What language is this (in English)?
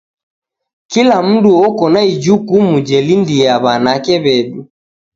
Taita